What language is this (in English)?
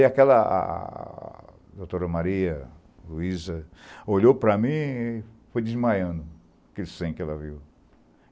Portuguese